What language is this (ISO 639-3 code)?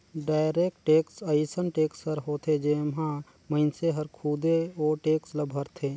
hne